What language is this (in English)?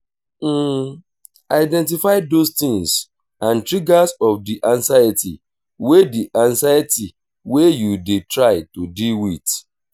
Nigerian Pidgin